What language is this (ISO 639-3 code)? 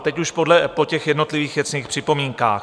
ces